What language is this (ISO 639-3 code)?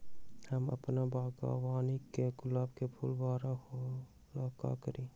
mag